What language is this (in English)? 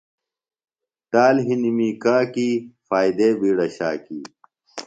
Phalura